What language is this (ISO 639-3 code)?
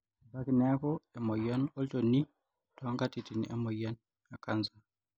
mas